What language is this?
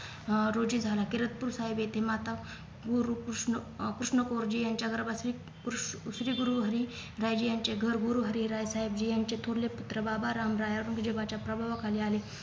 Marathi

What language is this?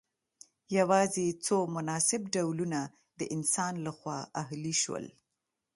Pashto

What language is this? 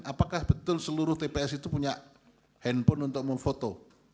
Indonesian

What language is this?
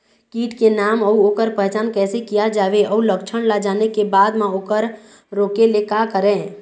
Chhattisgarhi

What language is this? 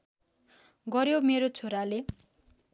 Nepali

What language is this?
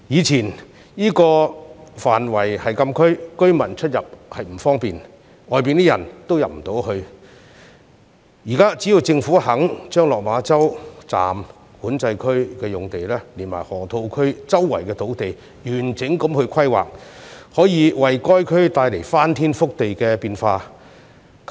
Cantonese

